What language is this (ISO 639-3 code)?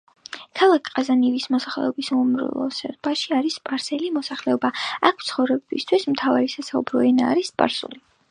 kat